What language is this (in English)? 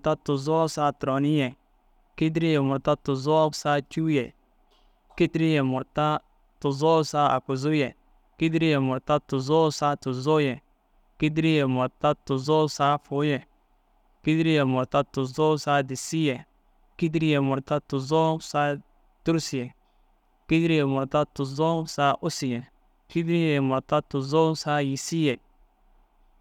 Dazaga